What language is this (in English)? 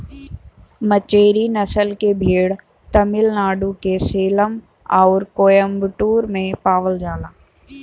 Bhojpuri